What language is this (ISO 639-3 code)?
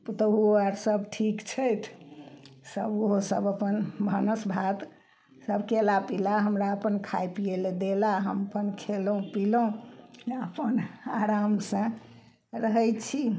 mai